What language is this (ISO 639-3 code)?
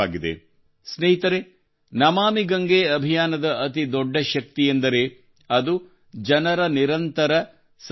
kan